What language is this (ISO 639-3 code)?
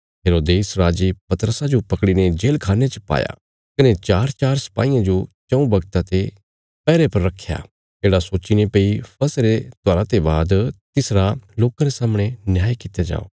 kfs